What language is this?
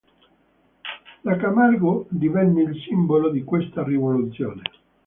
Italian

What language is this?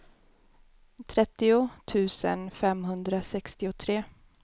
Swedish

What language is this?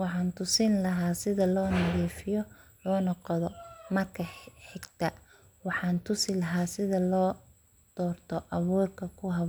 Somali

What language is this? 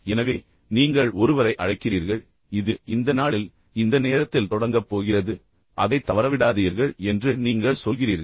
Tamil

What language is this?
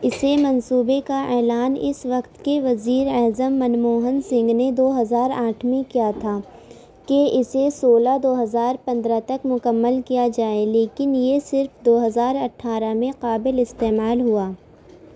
Urdu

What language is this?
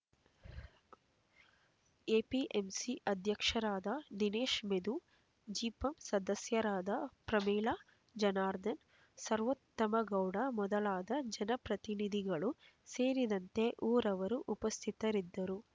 Kannada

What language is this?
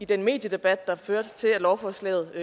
Danish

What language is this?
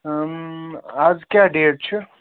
Kashmiri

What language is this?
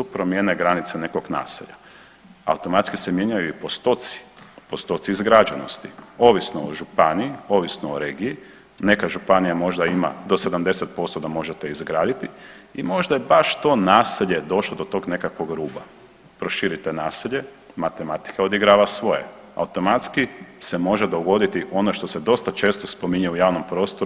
Croatian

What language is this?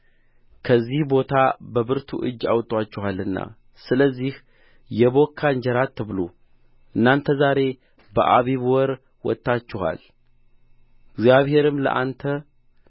Amharic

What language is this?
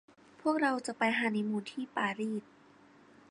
Thai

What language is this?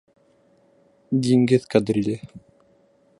Bashkir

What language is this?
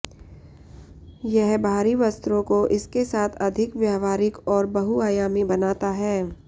Hindi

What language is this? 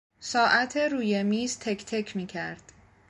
Persian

